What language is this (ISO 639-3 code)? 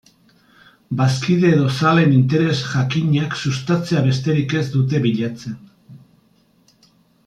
eus